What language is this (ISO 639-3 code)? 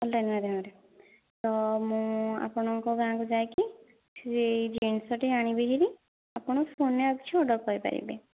ori